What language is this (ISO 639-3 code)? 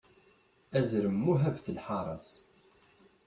kab